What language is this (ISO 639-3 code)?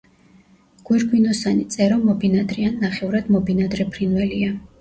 kat